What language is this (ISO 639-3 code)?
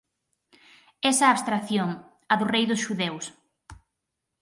glg